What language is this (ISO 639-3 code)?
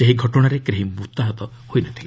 ori